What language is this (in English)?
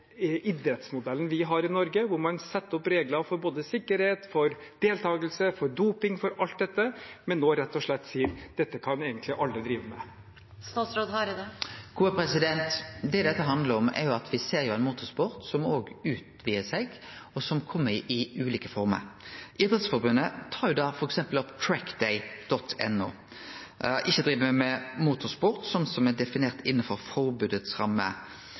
Norwegian